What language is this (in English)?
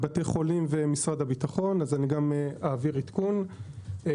Hebrew